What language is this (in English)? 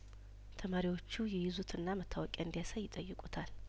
Amharic